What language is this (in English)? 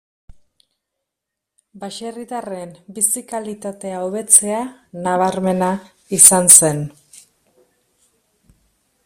Basque